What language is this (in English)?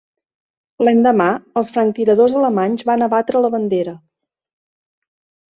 Catalan